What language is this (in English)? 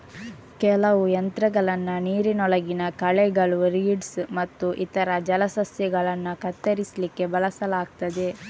Kannada